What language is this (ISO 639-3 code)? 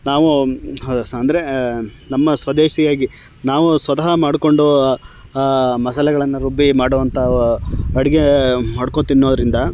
kan